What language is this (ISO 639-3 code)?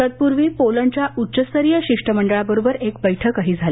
mar